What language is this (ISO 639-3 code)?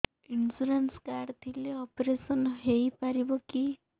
ori